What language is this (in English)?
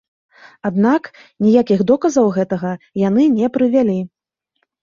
Belarusian